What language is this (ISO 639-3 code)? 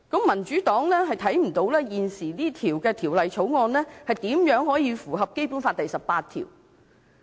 yue